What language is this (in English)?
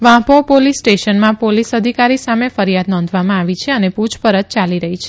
Gujarati